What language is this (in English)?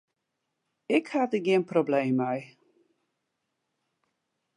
Western Frisian